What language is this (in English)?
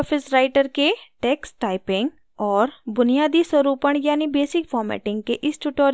Hindi